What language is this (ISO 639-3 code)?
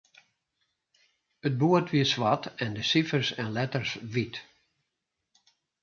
fry